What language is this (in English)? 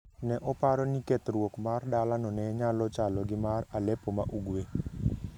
Luo (Kenya and Tanzania)